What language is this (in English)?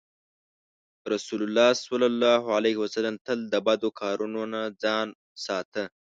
Pashto